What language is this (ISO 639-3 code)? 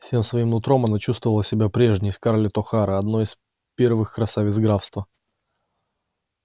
rus